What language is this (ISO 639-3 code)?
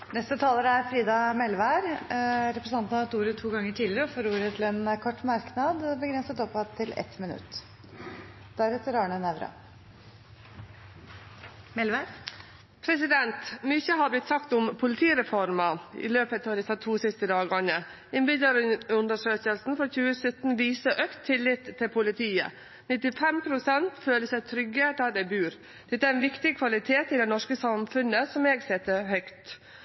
nor